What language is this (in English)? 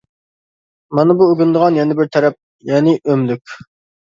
Uyghur